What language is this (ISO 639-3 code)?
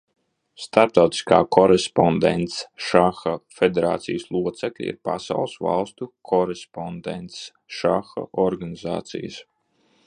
lav